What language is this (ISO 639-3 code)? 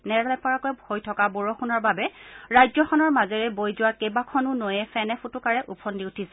asm